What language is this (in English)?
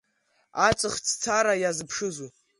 Abkhazian